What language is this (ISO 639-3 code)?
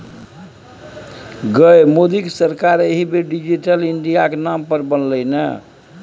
mai